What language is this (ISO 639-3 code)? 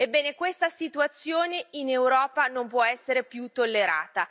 ita